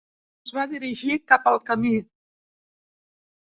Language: Catalan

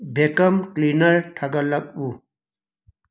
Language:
Manipuri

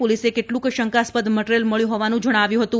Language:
Gujarati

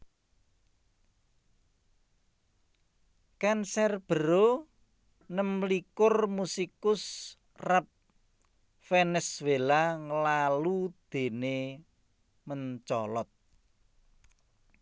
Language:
Javanese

